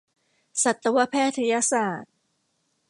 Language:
Thai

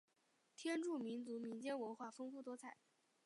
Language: Chinese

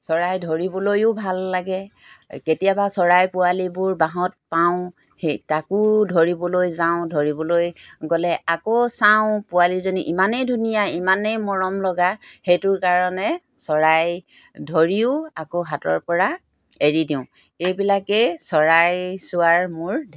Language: Assamese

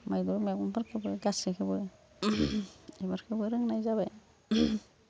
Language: Bodo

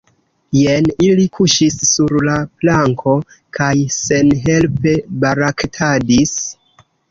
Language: Esperanto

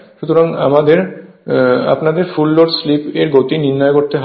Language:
Bangla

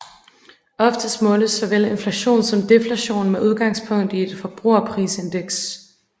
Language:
Danish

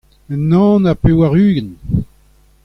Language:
Breton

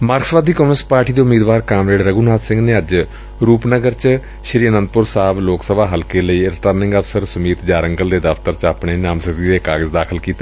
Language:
Punjabi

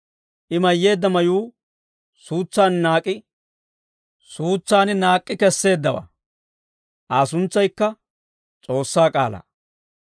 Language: Dawro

